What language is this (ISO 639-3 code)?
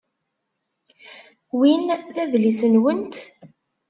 kab